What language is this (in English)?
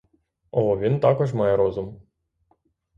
Ukrainian